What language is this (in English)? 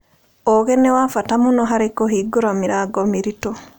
Kikuyu